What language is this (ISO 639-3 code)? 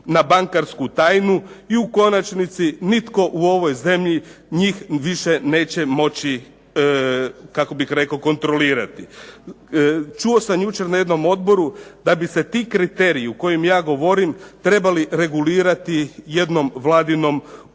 hrv